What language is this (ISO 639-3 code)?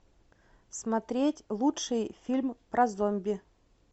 rus